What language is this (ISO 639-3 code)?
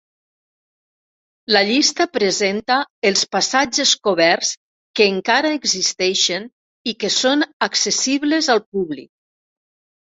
cat